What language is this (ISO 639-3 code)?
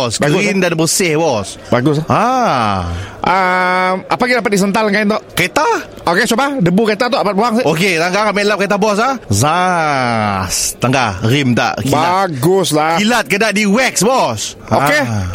msa